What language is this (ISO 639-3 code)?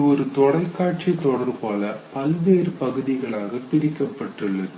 tam